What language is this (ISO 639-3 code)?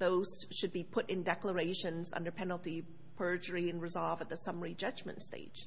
eng